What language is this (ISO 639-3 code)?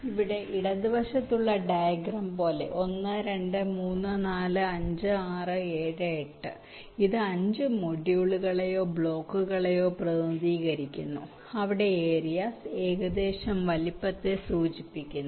mal